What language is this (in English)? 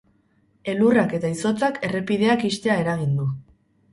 Basque